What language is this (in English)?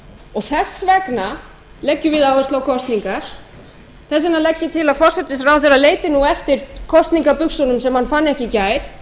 Icelandic